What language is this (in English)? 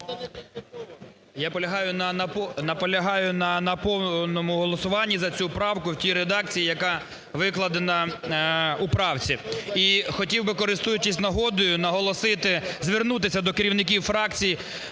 Ukrainian